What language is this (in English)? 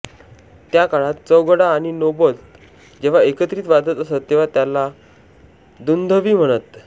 Marathi